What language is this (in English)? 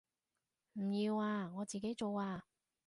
Cantonese